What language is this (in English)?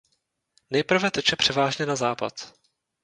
Czech